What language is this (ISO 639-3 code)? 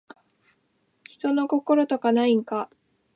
jpn